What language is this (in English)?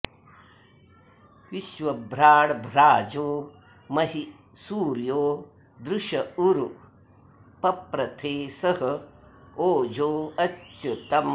Sanskrit